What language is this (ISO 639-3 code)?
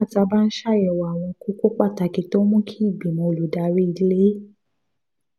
yor